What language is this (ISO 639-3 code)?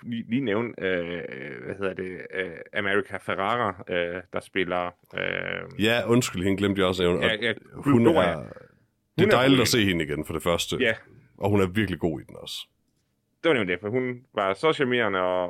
dan